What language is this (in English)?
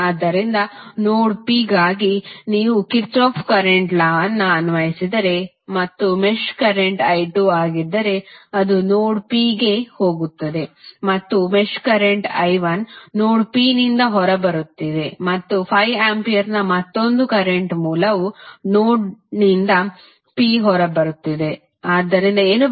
Kannada